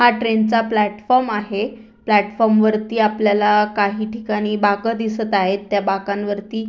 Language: Marathi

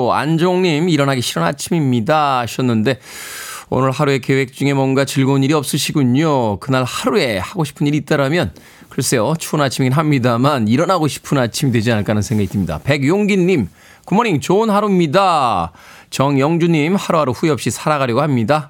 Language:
Korean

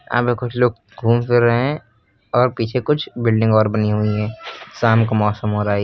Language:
Hindi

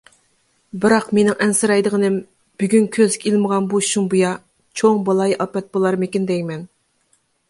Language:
Uyghur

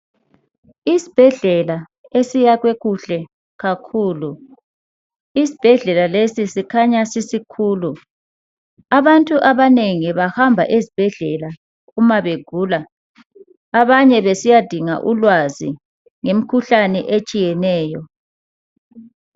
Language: North Ndebele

